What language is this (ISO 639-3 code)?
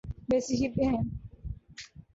urd